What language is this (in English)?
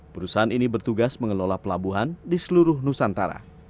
Indonesian